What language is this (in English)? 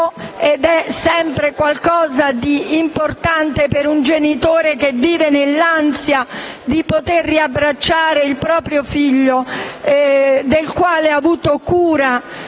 Italian